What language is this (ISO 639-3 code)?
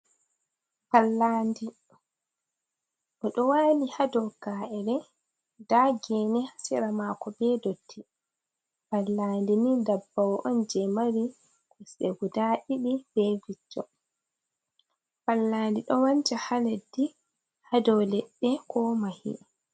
ful